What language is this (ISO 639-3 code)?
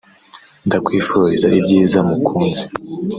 kin